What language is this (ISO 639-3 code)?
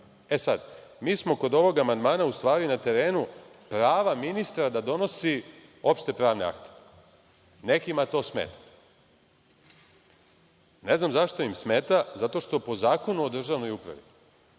srp